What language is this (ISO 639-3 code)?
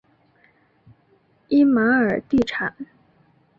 zho